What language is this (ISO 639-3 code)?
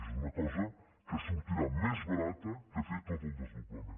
cat